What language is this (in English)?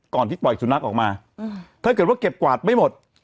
Thai